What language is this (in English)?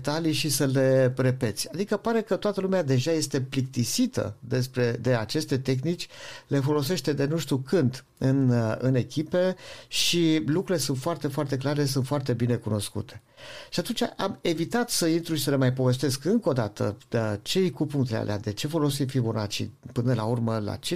Romanian